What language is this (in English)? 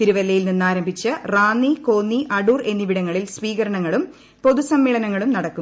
Malayalam